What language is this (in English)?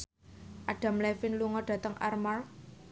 Javanese